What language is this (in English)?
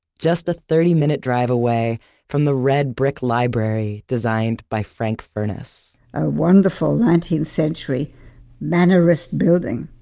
English